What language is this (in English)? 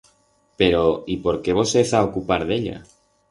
Aragonese